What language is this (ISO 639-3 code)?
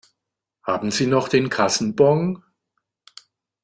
deu